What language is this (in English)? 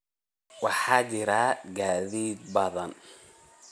Somali